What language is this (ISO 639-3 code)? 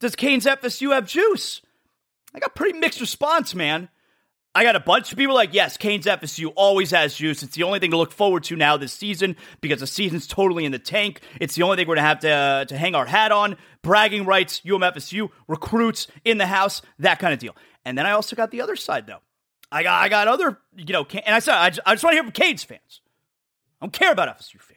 eng